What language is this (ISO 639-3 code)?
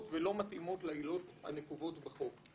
heb